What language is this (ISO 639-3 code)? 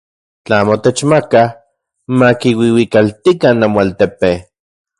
ncx